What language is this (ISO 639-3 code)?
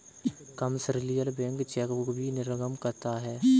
hin